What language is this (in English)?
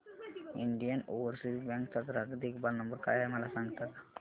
Marathi